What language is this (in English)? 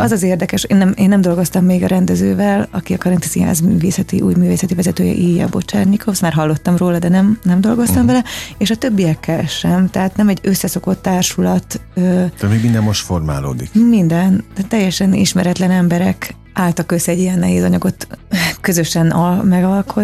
Hungarian